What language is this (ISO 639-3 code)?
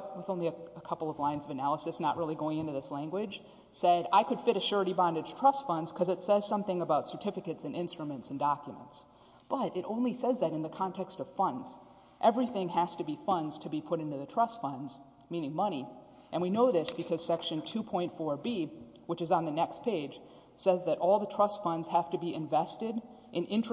eng